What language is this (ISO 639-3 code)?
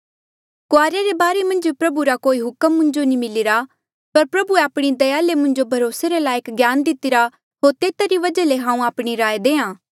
mjl